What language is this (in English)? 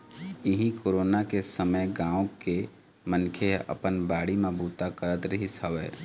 Chhattisgarhi